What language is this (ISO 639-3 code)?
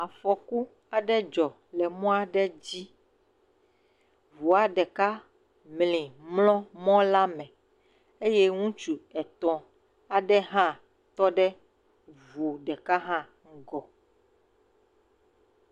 ewe